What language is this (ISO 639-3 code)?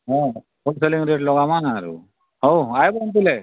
ori